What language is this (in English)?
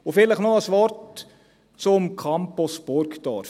Swiss German